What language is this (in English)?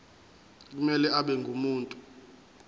Zulu